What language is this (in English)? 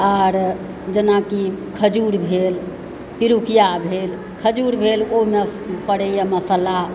Maithili